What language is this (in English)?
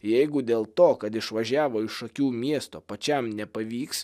Lithuanian